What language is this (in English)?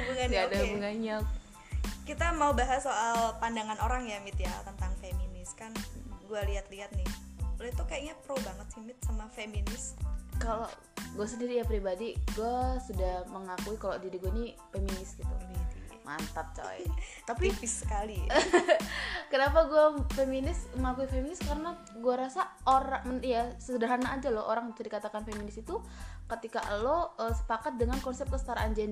Indonesian